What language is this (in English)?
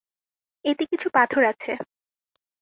Bangla